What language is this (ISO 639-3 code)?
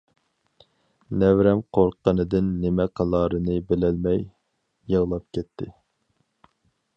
uig